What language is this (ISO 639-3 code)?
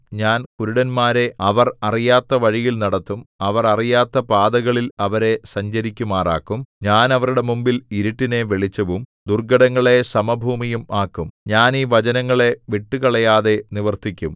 mal